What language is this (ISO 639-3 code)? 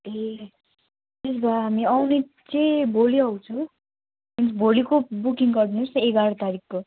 nep